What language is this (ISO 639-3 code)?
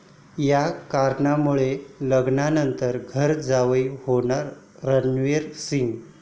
mar